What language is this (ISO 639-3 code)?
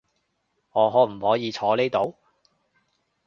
yue